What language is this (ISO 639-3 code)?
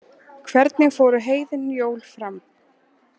isl